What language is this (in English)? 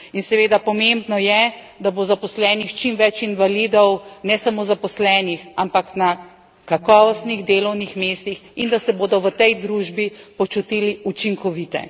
Slovenian